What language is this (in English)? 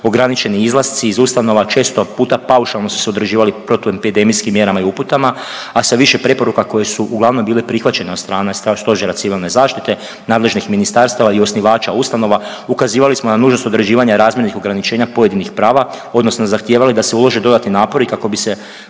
Croatian